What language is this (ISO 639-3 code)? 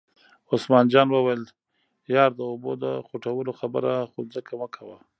pus